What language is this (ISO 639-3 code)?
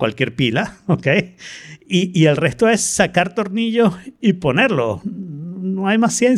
spa